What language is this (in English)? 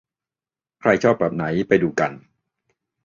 Thai